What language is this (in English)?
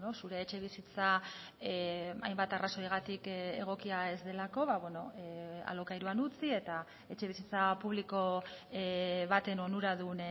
Basque